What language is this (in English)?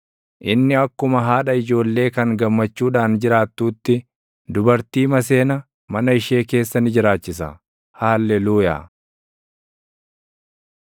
Oromo